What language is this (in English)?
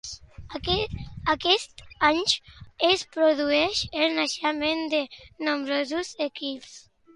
Catalan